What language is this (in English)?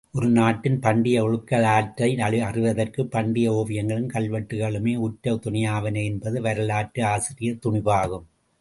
Tamil